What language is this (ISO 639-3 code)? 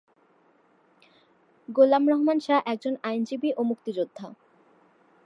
ben